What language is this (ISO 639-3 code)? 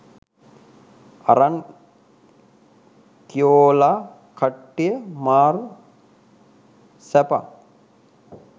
sin